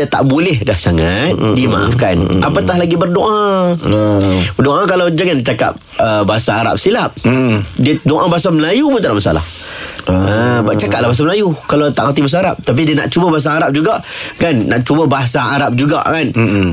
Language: Malay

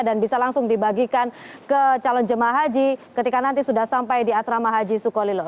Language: Indonesian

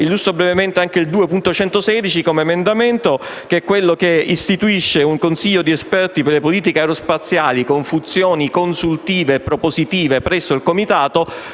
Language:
Italian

